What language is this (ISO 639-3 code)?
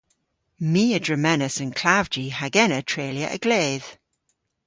cor